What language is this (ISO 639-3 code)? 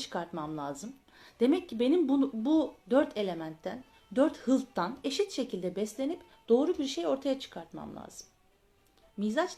tur